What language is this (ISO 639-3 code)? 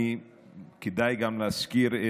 heb